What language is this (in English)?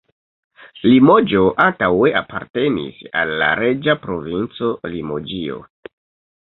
Esperanto